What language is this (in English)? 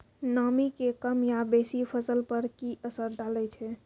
Maithili